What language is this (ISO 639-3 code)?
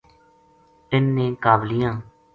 gju